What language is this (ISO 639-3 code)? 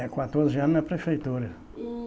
por